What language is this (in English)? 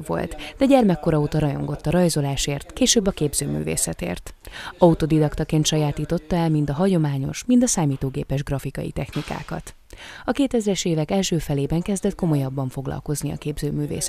Hungarian